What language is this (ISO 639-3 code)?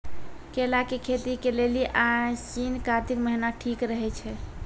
mai